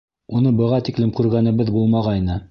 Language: Bashkir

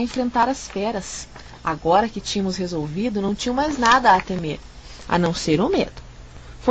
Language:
Portuguese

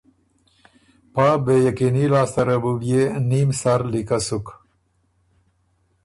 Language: Ormuri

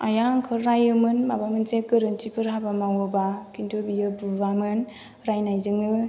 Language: Bodo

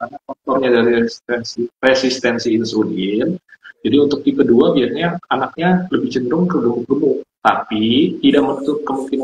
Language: Indonesian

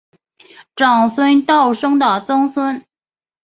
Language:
Chinese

